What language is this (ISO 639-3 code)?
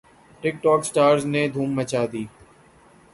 urd